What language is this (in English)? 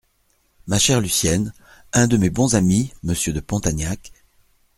French